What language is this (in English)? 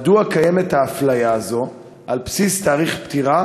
Hebrew